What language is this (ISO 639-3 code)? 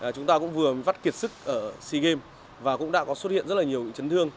vie